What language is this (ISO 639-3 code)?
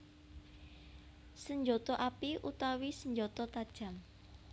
jav